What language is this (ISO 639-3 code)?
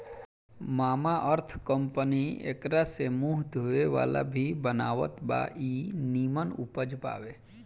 bho